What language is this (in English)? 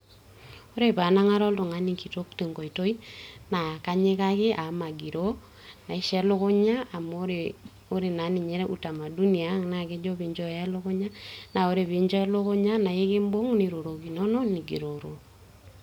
Masai